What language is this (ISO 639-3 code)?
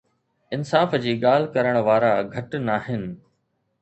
snd